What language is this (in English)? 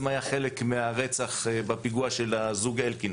Hebrew